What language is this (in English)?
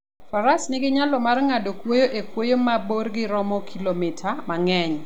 Luo (Kenya and Tanzania)